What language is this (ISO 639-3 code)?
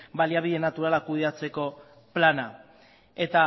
eus